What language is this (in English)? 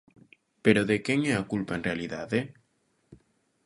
Galician